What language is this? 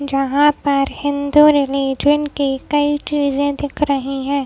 Hindi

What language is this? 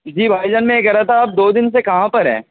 Urdu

